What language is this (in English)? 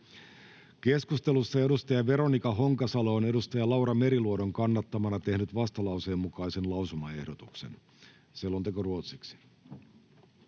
Finnish